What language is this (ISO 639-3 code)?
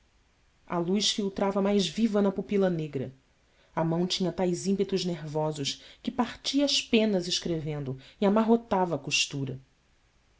por